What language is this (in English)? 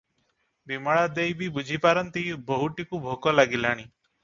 Odia